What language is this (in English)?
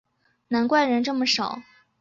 Chinese